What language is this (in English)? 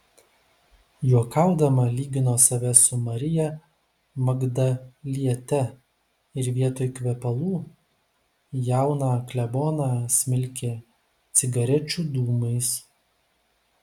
Lithuanian